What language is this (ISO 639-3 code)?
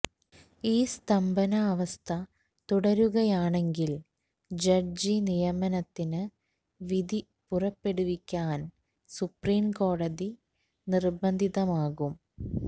mal